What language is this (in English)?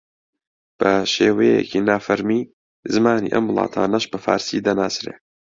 Central Kurdish